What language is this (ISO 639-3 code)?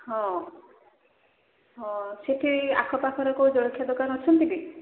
ori